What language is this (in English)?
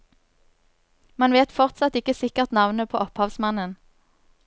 Norwegian